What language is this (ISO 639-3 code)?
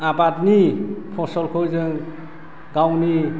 brx